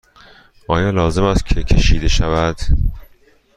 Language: Persian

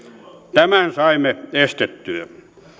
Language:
Finnish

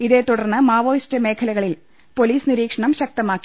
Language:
Malayalam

